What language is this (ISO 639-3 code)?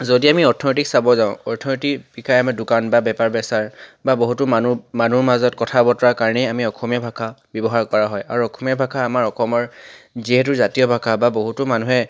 asm